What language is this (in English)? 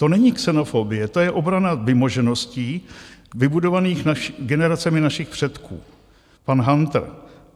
Czech